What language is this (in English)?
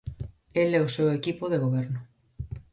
Galician